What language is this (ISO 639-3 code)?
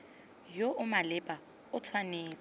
tsn